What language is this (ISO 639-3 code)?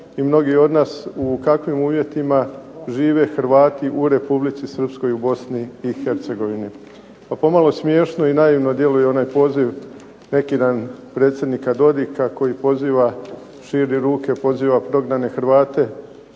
hrv